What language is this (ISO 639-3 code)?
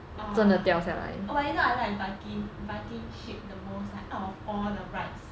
eng